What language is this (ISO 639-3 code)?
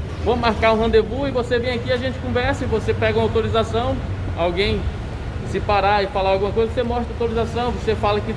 por